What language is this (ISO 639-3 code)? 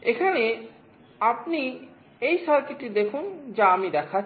ben